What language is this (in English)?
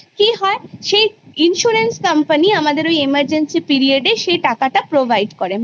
Bangla